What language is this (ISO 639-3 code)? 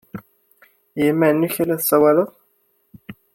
kab